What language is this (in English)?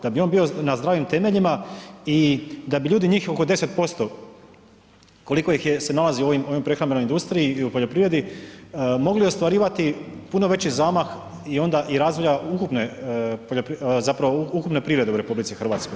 Croatian